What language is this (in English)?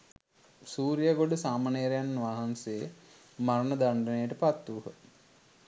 Sinhala